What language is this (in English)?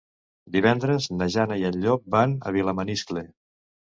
Catalan